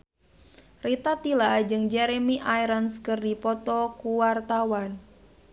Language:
Sundanese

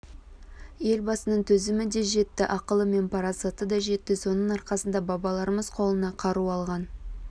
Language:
Kazakh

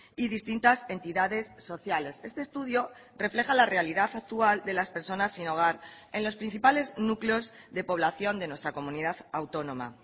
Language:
Spanish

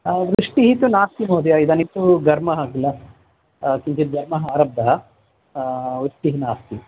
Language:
Sanskrit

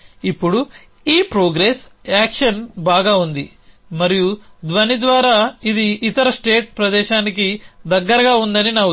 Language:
Telugu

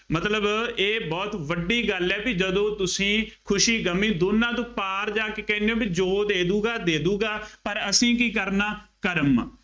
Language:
Punjabi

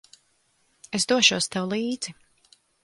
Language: Latvian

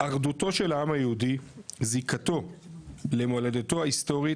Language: Hebrew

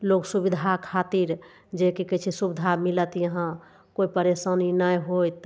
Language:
Maithili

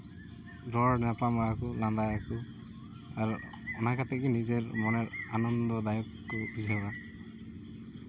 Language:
Santali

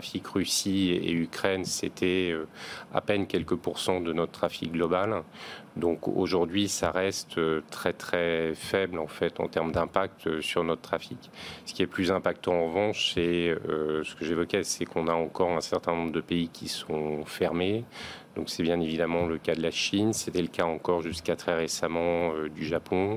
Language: French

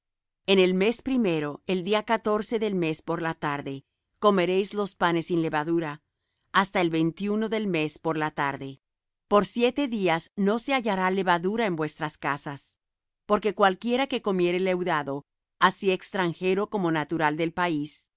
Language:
Spanish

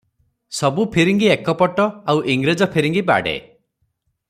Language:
Odia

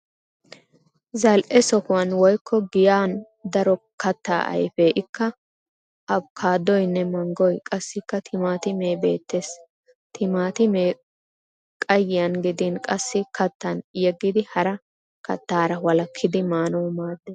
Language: Wolaytta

